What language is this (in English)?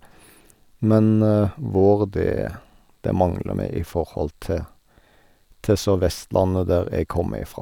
Norwegian